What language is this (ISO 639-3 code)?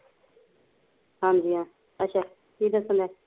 pan